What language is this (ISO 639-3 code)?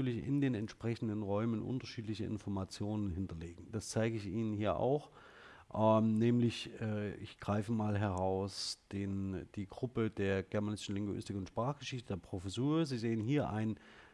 deu